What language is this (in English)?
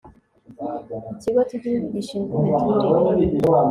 Kinyarwanda